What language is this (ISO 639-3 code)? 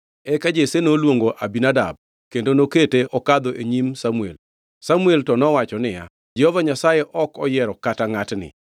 luo